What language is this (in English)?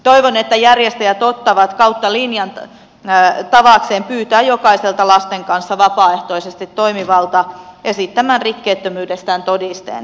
Finnish